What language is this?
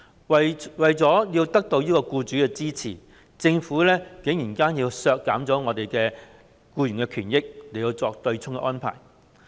Cantonese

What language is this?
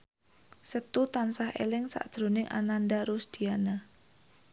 Javanese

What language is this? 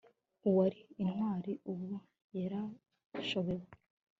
Kinyarwanda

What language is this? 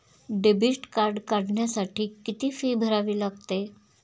Marathi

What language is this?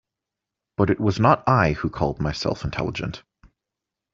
English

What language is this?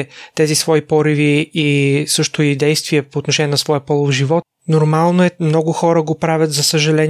Bulgarian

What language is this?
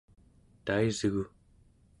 Central Yupik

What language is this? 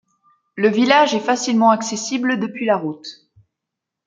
French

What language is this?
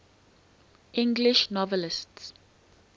English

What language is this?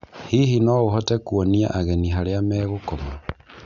Kikuyu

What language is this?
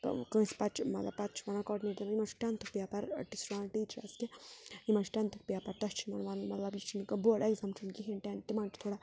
Kashmiri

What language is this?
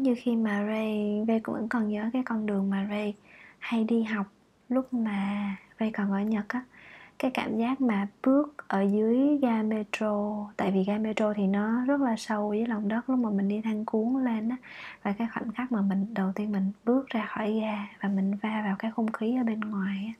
Vietnamese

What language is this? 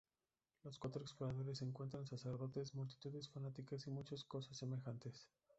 Spanish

